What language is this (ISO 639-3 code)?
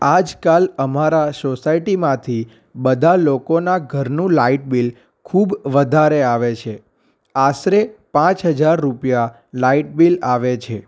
guj